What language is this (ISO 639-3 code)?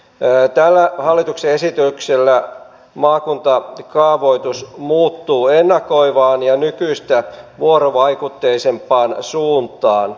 fin